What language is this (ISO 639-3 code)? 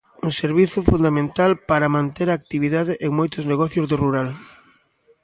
glg